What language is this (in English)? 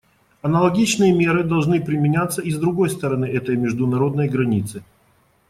Russian